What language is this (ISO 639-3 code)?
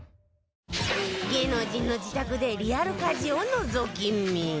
jpn